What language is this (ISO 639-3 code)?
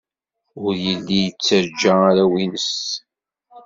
kab